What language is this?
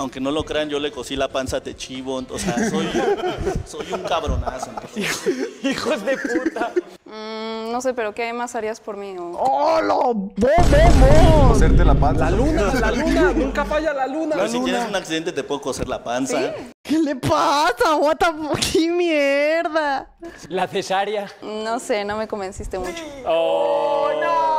Spanish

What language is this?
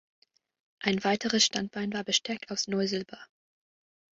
German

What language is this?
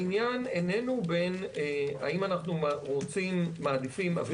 Hebrew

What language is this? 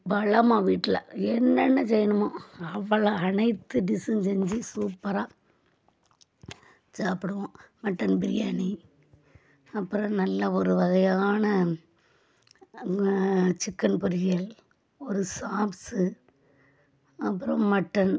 Tamil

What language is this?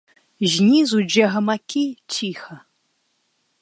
Belarusian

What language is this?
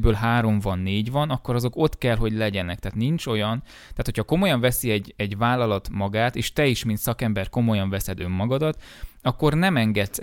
Hungarian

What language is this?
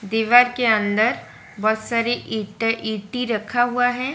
Hindi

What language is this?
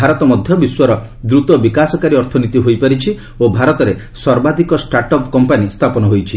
Odia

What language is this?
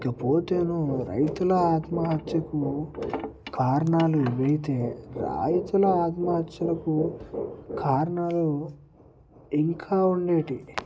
Telugu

